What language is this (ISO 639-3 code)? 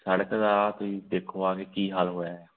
pan